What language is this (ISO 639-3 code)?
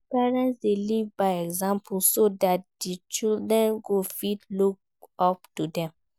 pcm